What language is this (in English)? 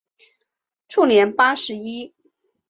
Chinese